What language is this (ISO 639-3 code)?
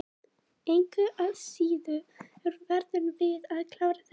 isl